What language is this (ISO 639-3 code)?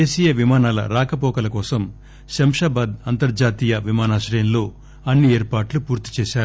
tel